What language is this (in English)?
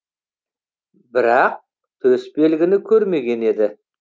Kazakh